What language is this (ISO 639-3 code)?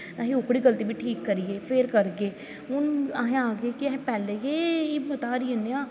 doi